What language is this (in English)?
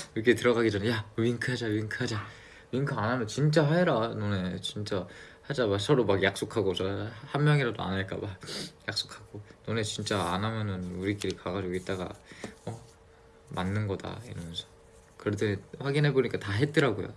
Korean